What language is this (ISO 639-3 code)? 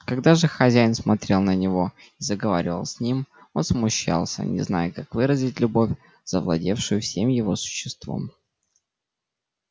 rus